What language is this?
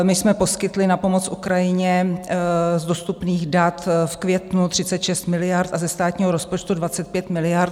Czech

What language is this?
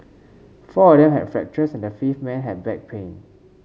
English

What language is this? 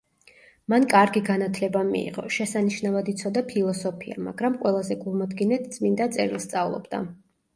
Georgian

